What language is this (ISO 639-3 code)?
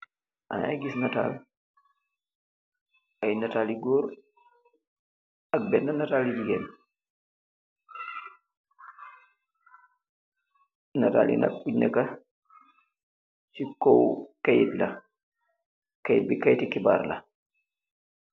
wol